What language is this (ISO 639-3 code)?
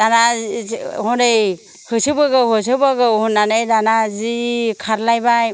brx